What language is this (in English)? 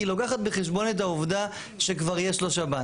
Hebrew